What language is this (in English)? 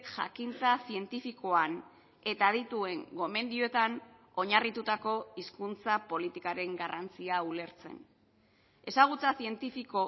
Basque